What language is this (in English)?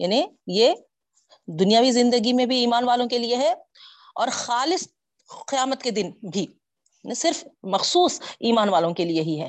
Urdu